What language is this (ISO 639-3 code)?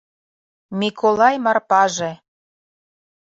chm